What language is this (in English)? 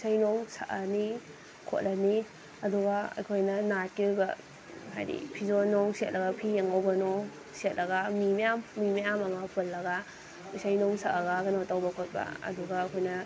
Manipuri